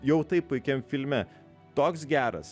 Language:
Lithuanian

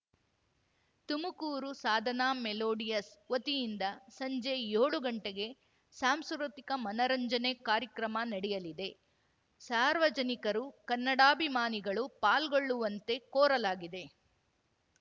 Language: Kannada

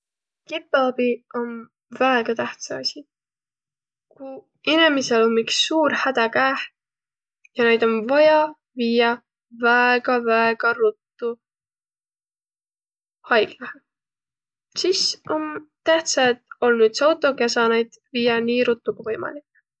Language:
Võro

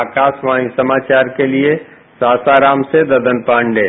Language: Hindi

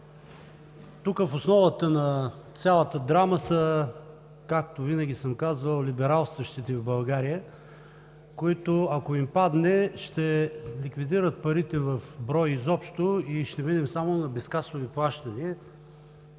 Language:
Bulgarian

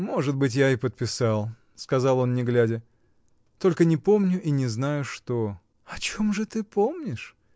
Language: Russian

